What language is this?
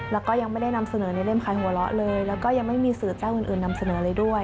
Thai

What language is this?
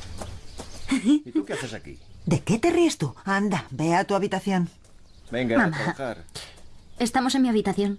Spanish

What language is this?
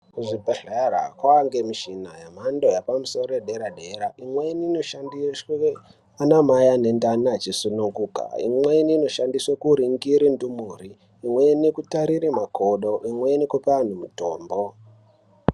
Ndau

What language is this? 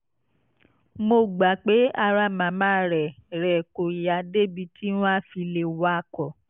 Yoruba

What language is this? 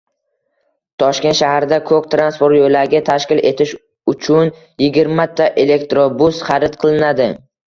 Uzbek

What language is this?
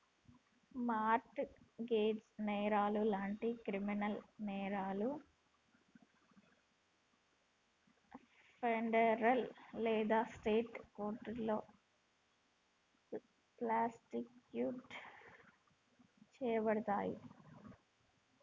Telugu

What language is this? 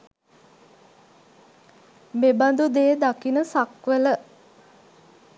Sinhala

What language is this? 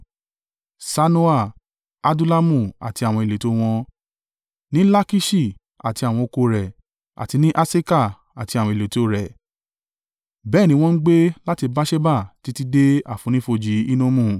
Yoruba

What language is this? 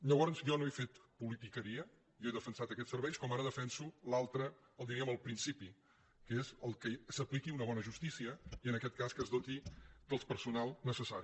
Catalan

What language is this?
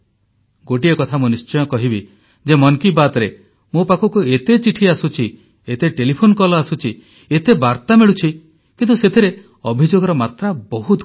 Odia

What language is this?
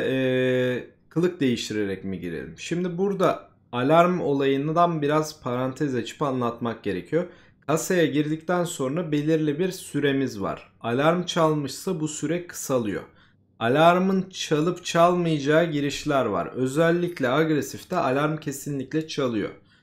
Turkish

